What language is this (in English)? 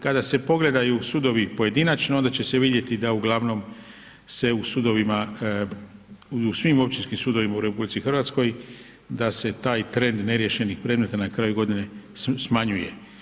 Croatian